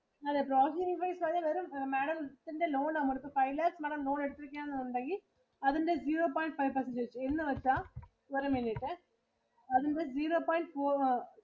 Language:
Malayalam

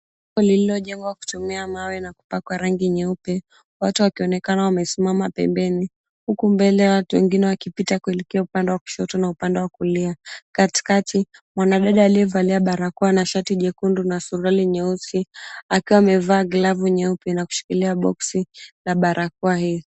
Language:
Swahili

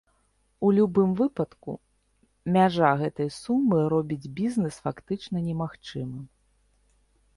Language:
Belarusian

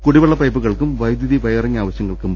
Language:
Malayalam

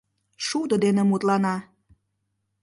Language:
Mari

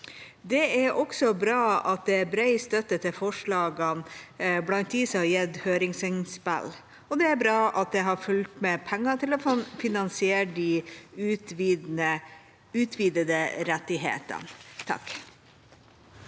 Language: Norwegian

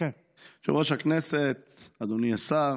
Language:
Hebrew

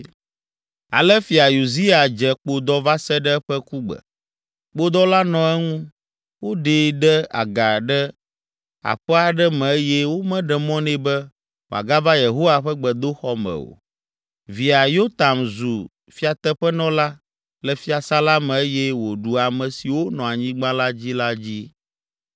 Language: Ewe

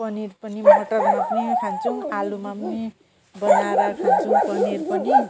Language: Nepali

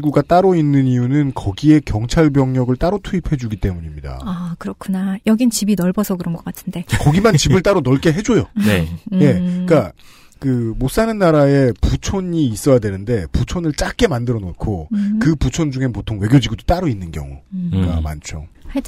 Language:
Korean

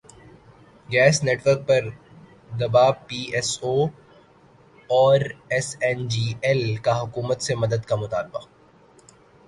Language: Urdu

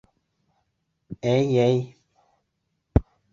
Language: Bashkir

